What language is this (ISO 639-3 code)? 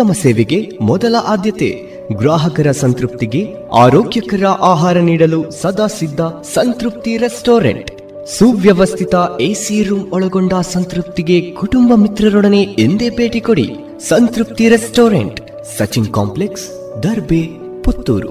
kan